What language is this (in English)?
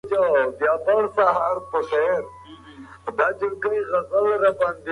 Pashto